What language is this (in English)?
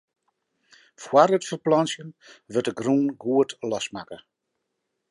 Western Frisian